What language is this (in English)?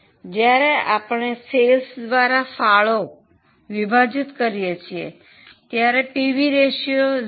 Gujarati